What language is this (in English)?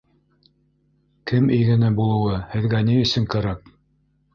Bashkir